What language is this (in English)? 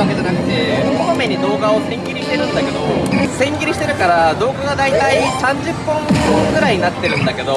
Japanese